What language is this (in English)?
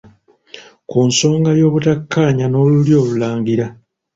Ganda